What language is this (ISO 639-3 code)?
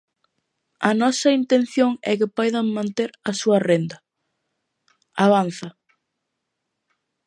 glg